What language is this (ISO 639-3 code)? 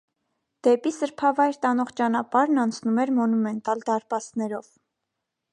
hye